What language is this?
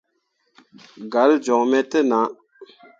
Mundang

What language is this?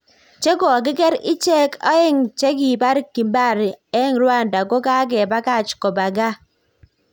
Kalenjin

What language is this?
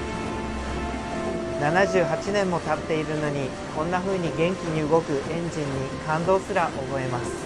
Japanese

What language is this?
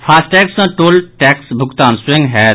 Maithili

